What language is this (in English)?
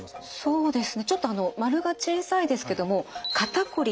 Japanese